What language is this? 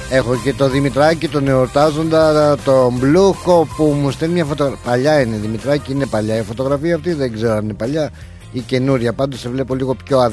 Greek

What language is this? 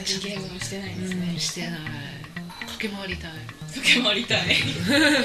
Japanese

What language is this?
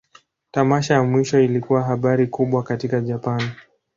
Swahili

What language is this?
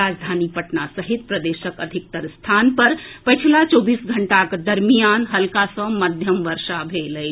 Maithili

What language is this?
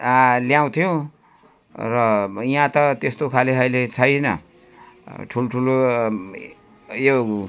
Nepali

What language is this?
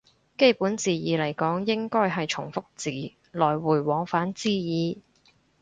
Cantonese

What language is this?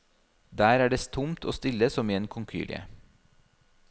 Norwegian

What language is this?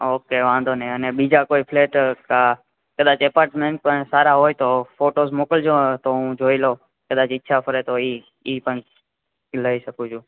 Gujarati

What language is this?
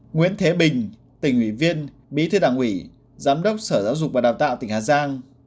Vietnamese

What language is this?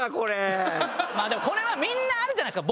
Japanese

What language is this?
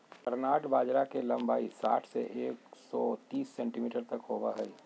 Magahi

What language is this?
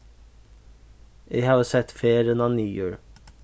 Faroese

